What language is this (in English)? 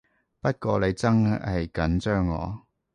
Cantonese